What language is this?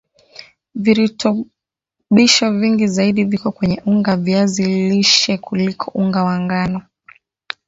Swahili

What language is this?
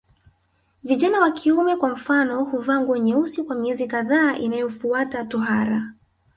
Swahili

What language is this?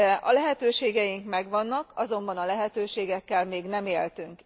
Hungarian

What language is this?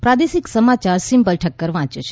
Gujarati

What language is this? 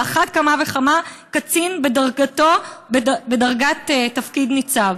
Hebrew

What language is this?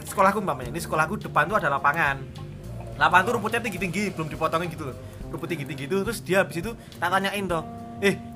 Indonesian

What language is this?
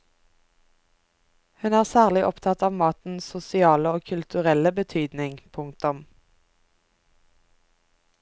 Norwegian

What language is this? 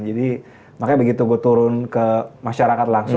Indonesian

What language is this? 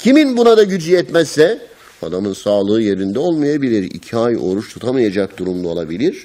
Turkish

